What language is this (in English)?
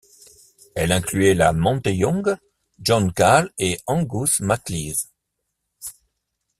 French